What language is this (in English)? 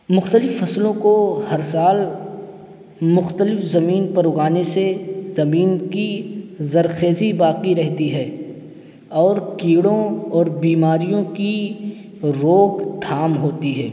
Urdu